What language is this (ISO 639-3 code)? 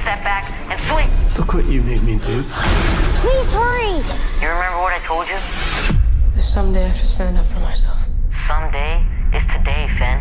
msa